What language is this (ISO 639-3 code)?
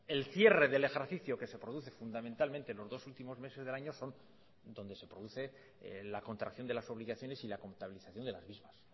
spa